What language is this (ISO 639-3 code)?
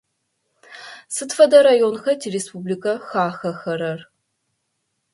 ady